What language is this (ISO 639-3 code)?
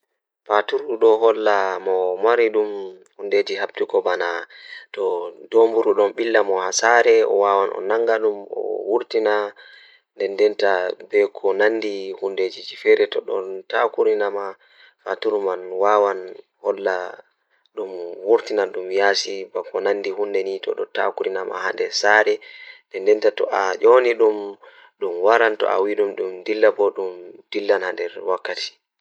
ful